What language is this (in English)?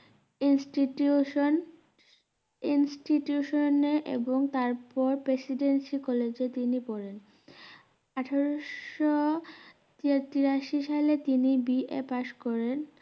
Bangla